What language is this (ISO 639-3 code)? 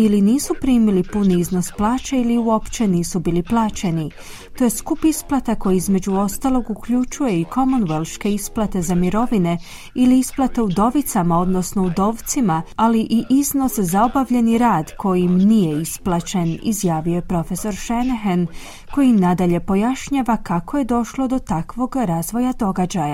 hrv